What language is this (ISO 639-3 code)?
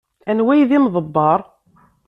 kab